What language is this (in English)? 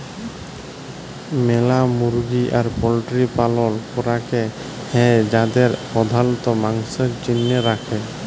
Bangla